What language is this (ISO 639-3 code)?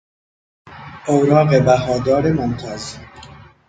fas